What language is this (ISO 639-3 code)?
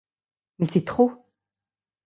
fra